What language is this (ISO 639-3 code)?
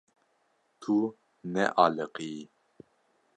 kur